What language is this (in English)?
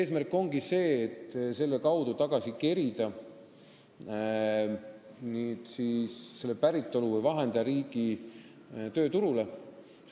Estonian